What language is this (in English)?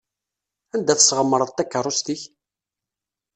Kabyle